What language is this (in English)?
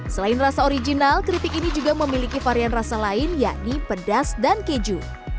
Indonesian